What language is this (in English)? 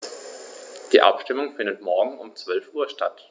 German